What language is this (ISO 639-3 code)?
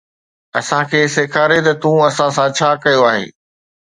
snd